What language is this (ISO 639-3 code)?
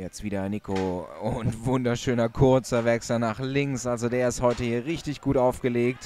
deu